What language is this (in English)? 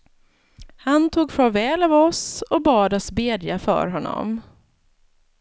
Swedish